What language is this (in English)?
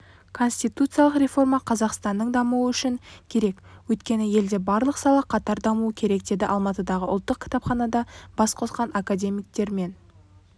Kazakh